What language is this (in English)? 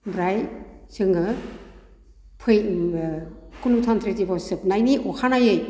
Bodo